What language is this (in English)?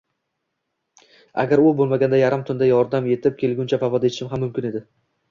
Uzbek